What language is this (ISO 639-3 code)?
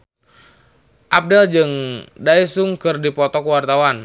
sun